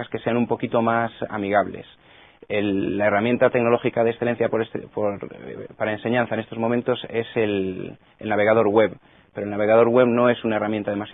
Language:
Spanish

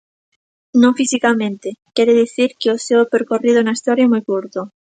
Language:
Galician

